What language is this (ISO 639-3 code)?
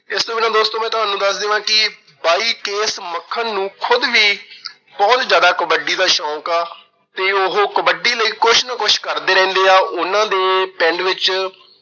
pan